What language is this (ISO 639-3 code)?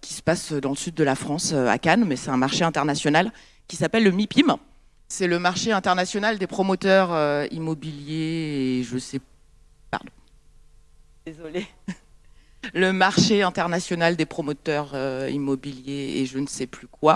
fra